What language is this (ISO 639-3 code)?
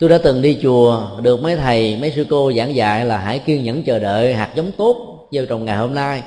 vie